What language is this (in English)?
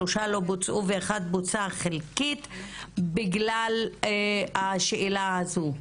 Hebrew